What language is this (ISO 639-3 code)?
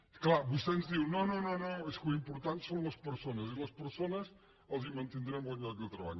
cat